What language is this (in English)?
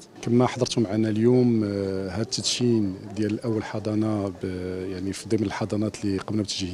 Arabic